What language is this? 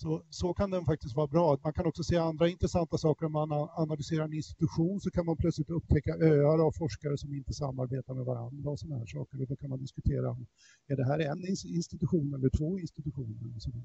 Swedish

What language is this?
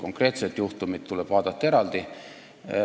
Estonian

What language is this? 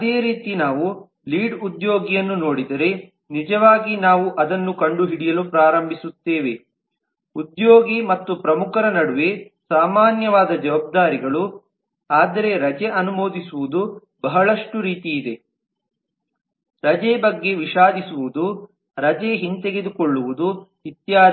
Kannada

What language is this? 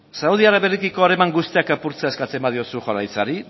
Basque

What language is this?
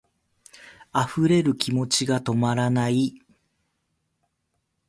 Japanese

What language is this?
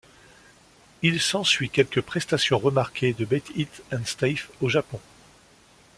French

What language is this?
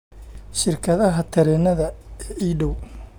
Somali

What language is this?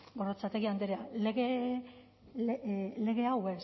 Basque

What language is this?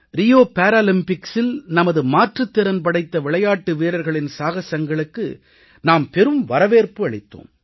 Tamil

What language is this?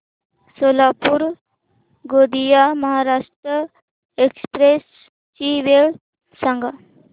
Marathi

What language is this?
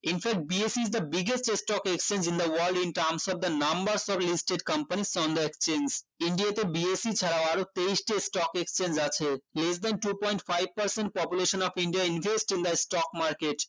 Bangla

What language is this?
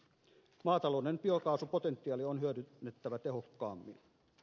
Finnish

